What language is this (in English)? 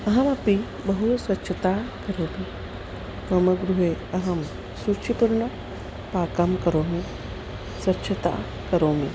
Sanskrit